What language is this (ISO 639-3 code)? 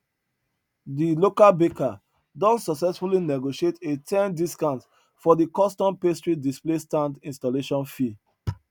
pcm